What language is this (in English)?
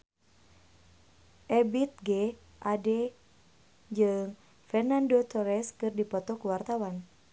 Sundanese